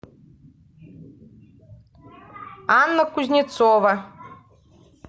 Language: Russian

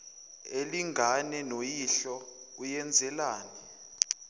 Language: Zulu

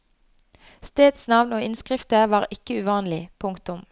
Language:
Norwegian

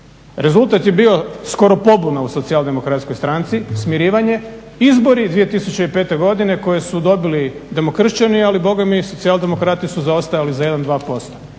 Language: Croatian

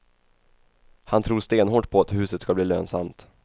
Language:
Swedish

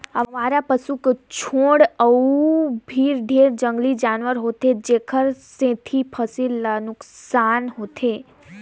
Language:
Chhattisgarhi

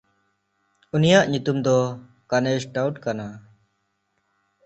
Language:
Santali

